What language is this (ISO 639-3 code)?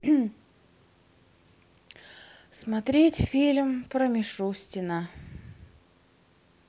rus